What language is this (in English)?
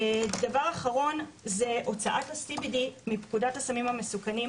Hebrew